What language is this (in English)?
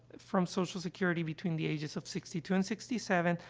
English